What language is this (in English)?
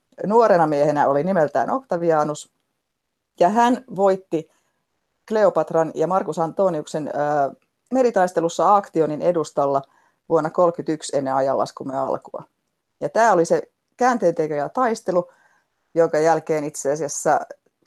Finnish